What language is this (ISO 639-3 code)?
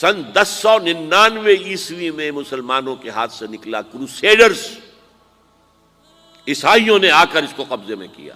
urd